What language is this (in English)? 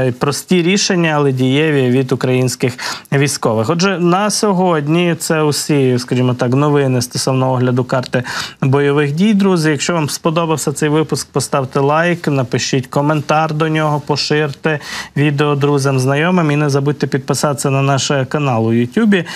Ukrainian